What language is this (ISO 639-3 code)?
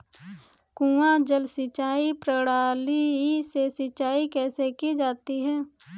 hin